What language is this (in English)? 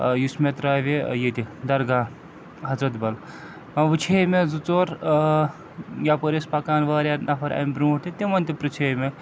Kashmiri